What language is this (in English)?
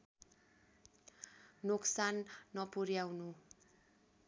Nepali